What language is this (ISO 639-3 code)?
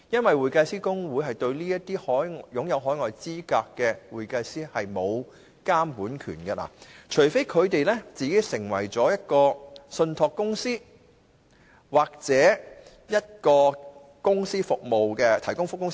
yue